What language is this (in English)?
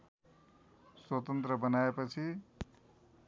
Nepali